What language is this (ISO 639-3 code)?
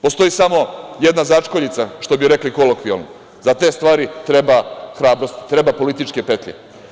srp